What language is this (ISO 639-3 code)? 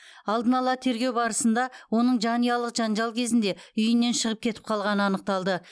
kaz